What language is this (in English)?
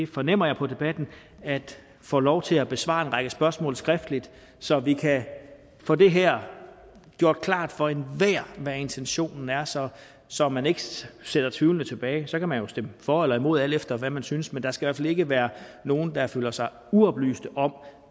Danish